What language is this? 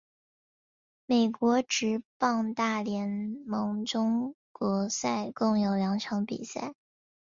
Chinese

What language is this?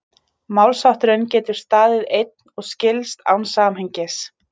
Icelandic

